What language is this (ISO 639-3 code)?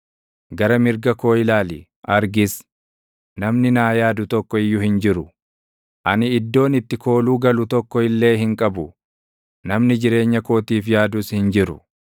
orm